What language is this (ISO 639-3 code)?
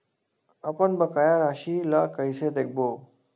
hne